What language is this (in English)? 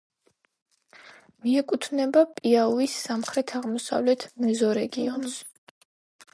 Georgian